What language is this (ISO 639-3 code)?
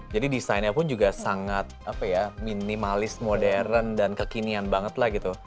ind